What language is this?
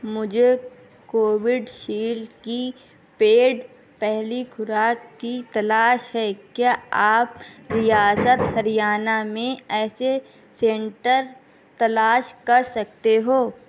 Urdu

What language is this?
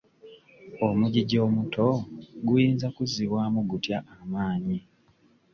Ganda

